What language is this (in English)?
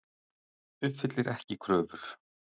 Icelandic